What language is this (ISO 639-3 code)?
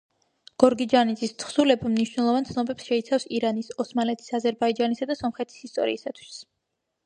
kat